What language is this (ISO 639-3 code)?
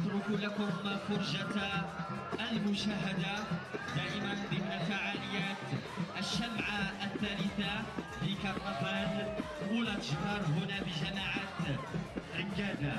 ara